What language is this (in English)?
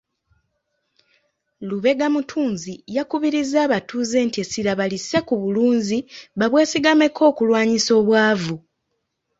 Ganda